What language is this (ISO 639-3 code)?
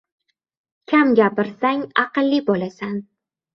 uzb